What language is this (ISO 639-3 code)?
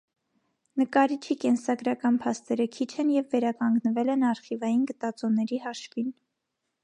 hye